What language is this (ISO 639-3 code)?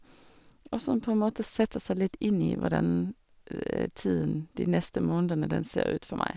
nor